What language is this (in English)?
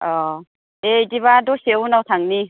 Bodo